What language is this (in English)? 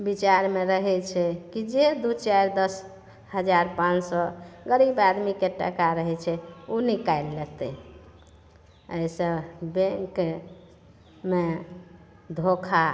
Maithili